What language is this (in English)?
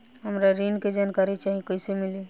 Bhojpuri